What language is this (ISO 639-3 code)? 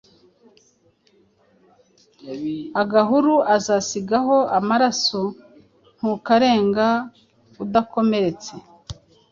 kin